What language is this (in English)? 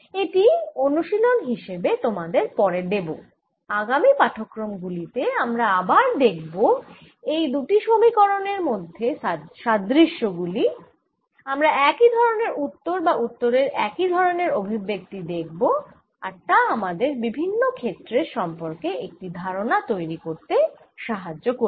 Bangla